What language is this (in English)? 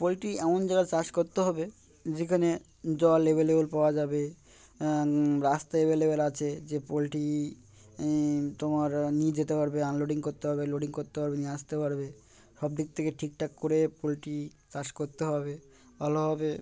Bangla